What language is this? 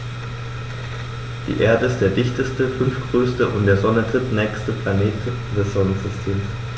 German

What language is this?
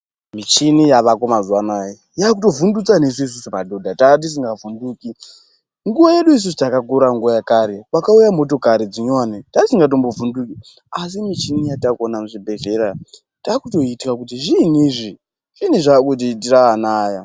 Ndau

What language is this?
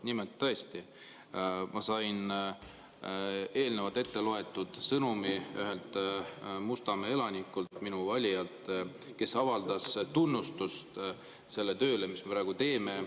Estonian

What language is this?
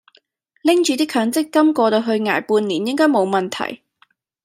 Cantonese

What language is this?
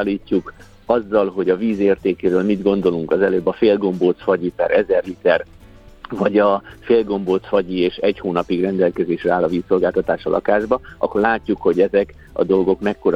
Hungarian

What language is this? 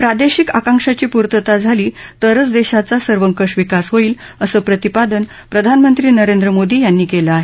Marathi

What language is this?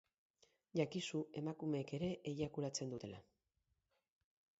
Basque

